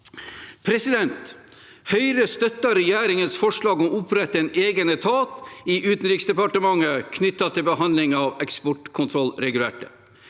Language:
Norwegian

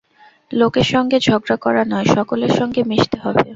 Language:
Bangla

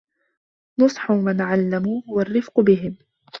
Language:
Arabic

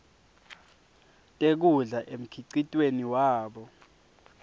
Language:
Swati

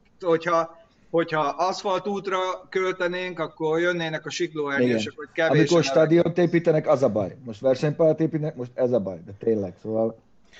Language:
Hungarian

